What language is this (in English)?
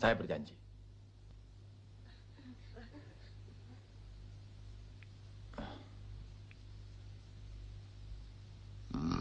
Indonesian